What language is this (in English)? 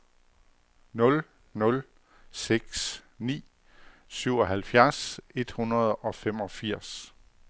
Danish